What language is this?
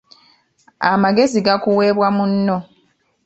Ganda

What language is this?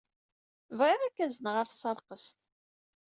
Kabyle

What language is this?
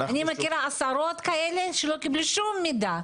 Hebrew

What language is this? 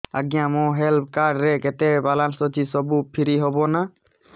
Odia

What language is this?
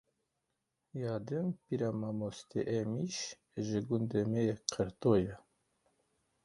Kurdish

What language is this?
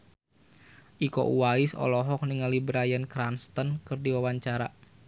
Sundanese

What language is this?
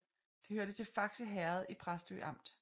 Danish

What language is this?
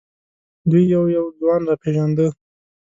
Pashto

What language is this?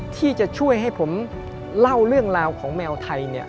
Thai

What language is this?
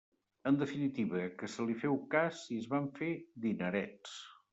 Catalan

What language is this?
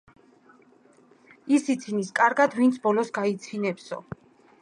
Georgian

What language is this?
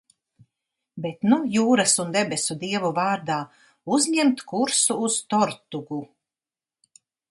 Latvian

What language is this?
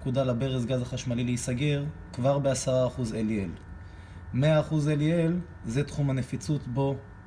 Hebrew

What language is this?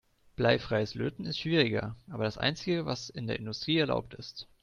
German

